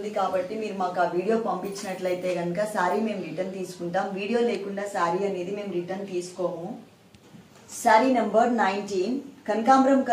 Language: Hindi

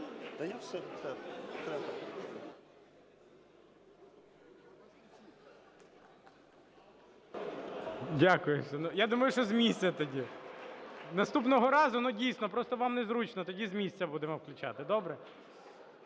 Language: Ukrainian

